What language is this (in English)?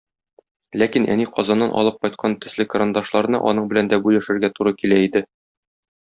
Tatar